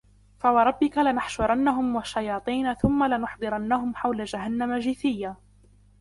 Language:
Arabic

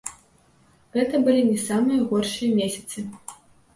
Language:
Belarusian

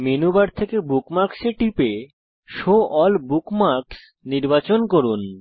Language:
Bangla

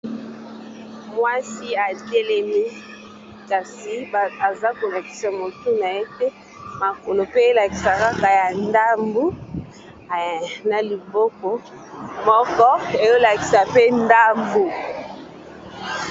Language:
Lingala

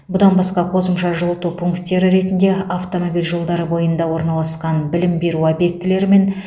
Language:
Kazakh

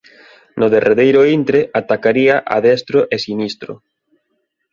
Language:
Galician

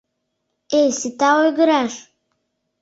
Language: Mari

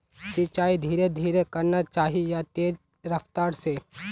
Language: Magahi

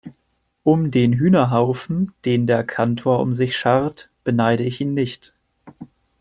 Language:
German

